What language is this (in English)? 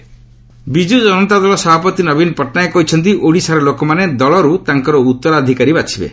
Odia